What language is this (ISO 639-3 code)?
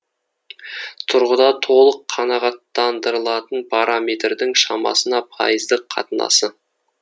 kaz